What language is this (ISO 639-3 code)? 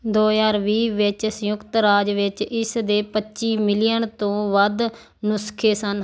pan